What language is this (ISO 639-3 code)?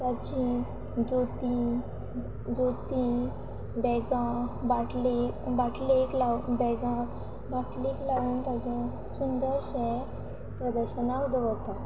kok